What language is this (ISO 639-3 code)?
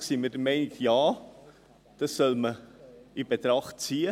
gsw